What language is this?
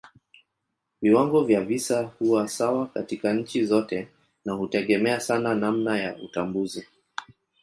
Swahili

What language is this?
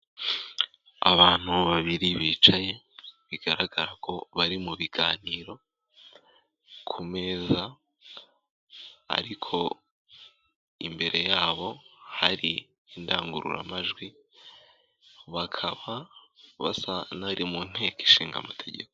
Kinyarwanda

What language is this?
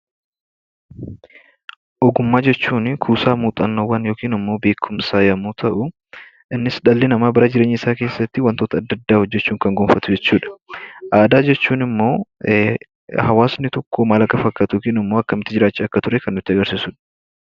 Oromo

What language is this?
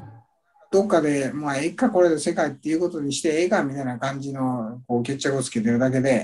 Japanese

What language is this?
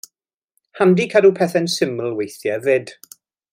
Welsh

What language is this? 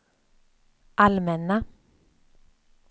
Swedish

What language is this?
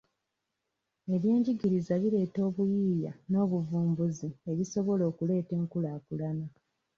Ganda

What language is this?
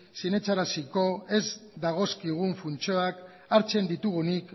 Basque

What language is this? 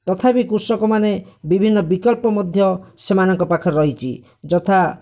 Odia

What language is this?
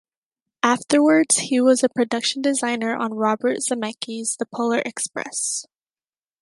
English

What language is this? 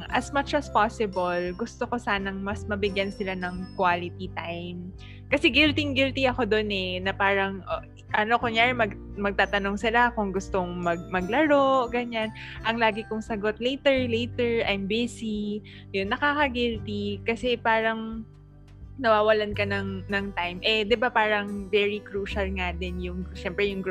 Filipino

